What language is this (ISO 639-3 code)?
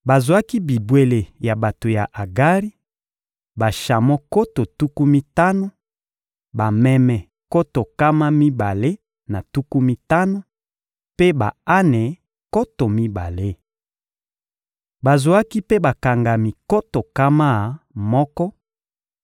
lin